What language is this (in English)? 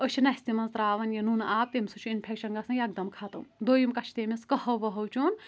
Kashmiri